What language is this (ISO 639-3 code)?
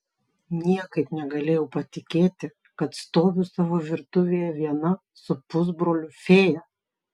lit